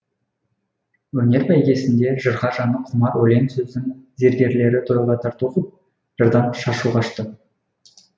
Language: Kazakh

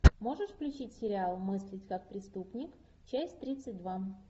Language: Russian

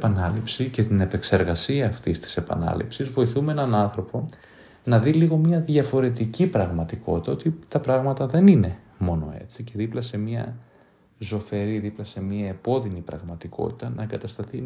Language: Greek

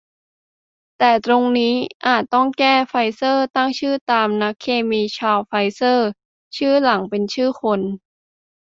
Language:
Thai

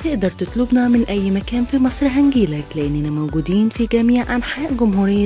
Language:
Arabic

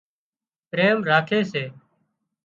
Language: Wadiyara Koli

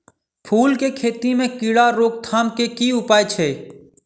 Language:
Maithili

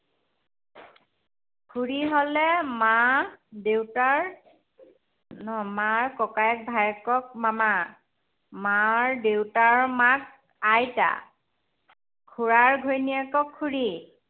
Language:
Assamese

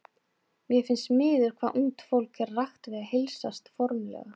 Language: Icelandic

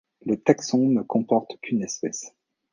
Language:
French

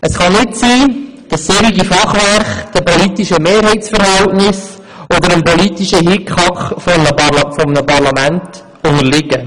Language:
Swiss German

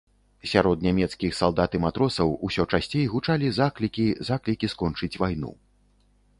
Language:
Belarusian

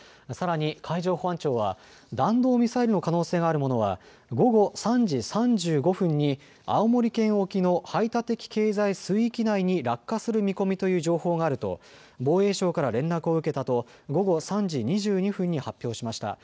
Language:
Japanese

